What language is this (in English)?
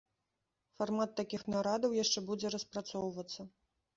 Belarusian